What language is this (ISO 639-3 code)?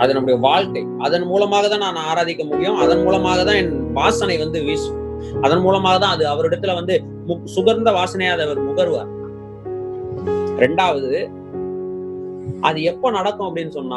tam